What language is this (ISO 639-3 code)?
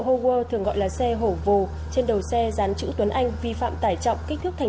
vie